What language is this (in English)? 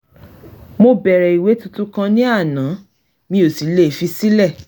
Yoruba